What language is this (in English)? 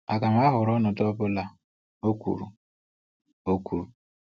Igbo